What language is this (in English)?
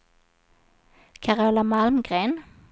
Swedish